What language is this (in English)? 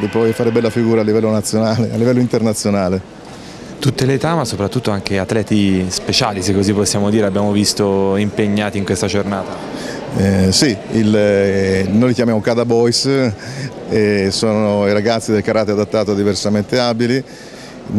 Italian